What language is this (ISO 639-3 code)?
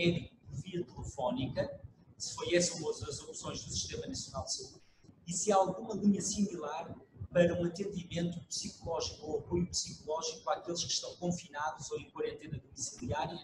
por